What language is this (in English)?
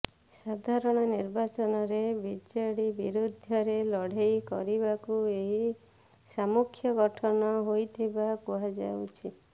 Odia